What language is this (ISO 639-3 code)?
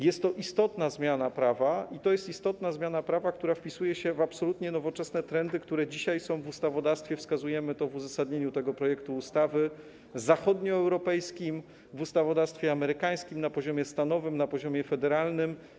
pol